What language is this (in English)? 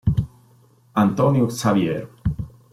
Italian